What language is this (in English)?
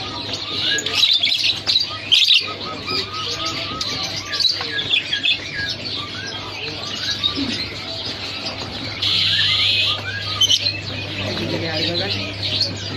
Indonesian